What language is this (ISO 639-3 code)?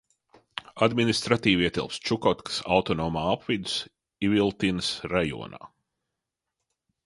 lav